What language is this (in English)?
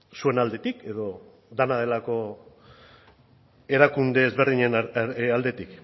Basque